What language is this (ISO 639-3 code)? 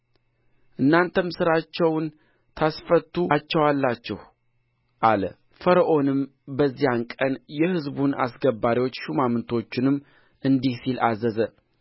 amh